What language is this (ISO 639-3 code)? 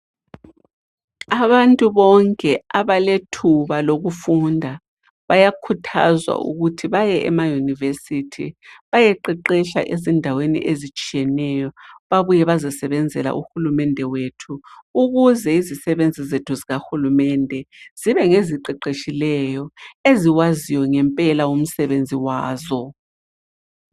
nde